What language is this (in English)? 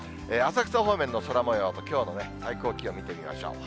Japanese